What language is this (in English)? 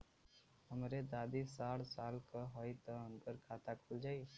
Bhojpuri